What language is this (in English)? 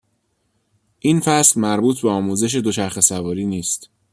Persian